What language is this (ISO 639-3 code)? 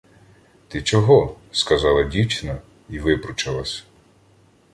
ukr